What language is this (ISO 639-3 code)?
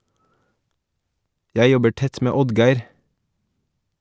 nor